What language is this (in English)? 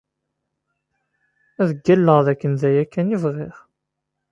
Kabyle